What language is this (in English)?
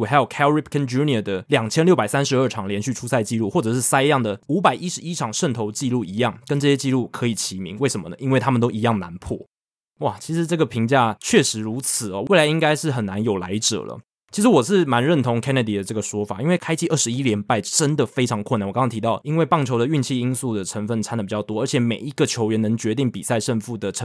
Chinese